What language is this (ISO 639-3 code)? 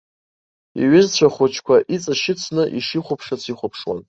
abk